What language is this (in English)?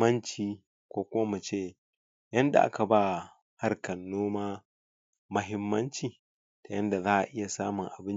Hausa